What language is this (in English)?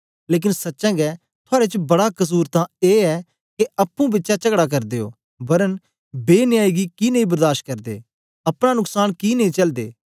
Dogri